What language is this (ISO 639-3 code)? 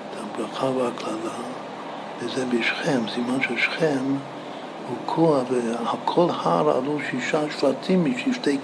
heb